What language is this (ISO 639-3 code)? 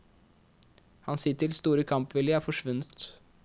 nor